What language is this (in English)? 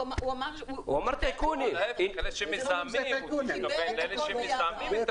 Hebrew